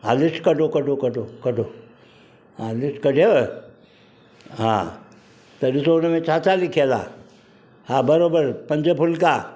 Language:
Sindhi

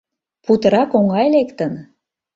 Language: Mari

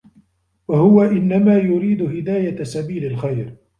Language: Arabic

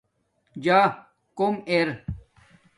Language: Domaaki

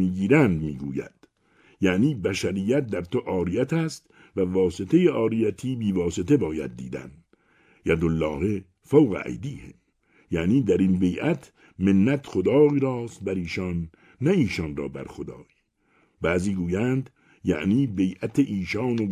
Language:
Persian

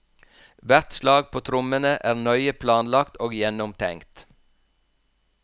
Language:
Norwegian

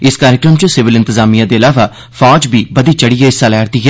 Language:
Dogri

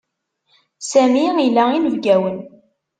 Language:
Kabyle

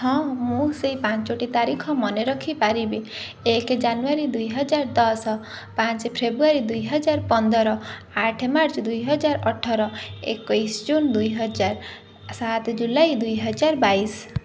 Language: Odia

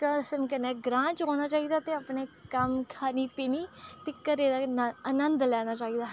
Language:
Dogri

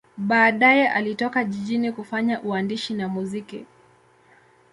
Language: Swahili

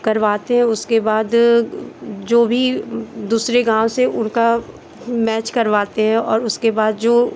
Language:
Hindi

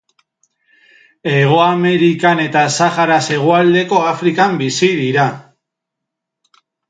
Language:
Basque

